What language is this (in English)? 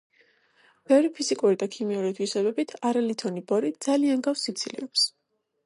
Georgian